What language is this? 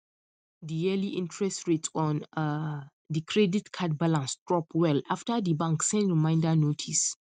Nigerian Pidgin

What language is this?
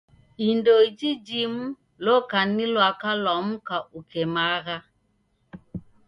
Taita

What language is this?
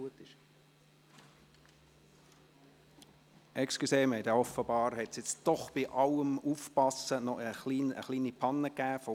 Swiss German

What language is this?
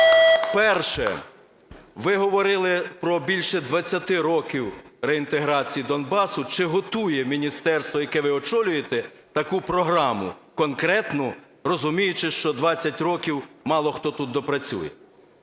Ukrainian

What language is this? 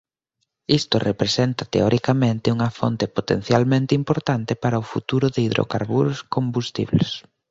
Galician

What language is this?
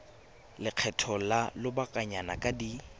Tswana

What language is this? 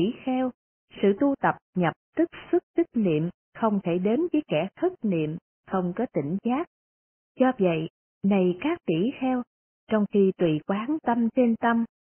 Vietnamese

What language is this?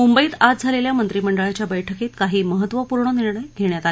Marathi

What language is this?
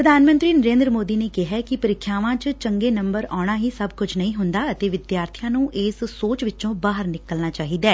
Punjabi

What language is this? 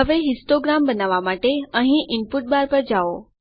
Gujarati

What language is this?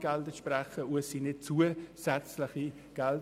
Swiss German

